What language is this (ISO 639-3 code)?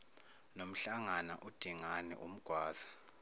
zul